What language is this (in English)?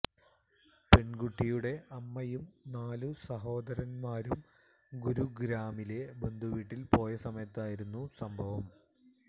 Malayalam